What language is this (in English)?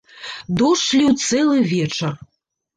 Belarusian